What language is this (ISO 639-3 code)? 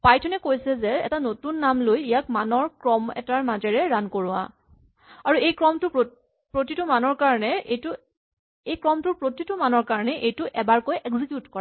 asm